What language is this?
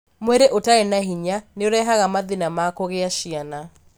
Kikuyu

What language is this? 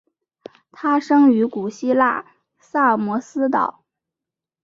Chinese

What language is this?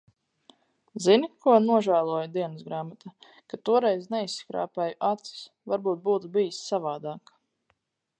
Latvian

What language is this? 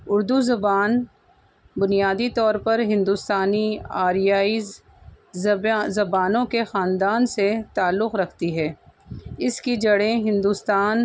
Urdu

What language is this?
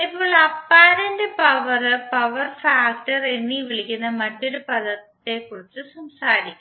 Malayalam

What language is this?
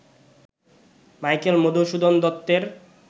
Bangla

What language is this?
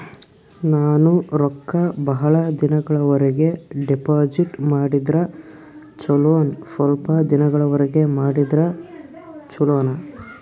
Kannada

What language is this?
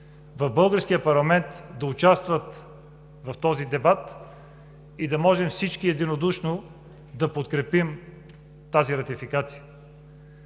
Bulgarian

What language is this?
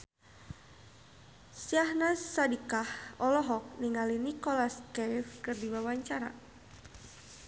Sundanese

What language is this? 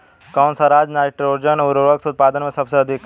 Hindi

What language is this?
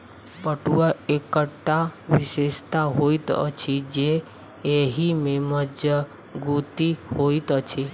Maithili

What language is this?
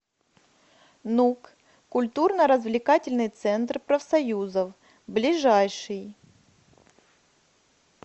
Russian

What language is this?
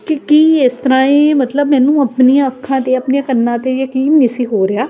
Punjabi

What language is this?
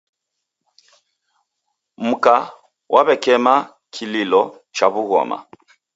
Taita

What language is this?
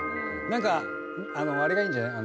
Japanese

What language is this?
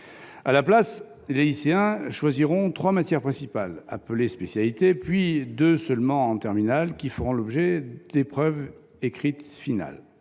French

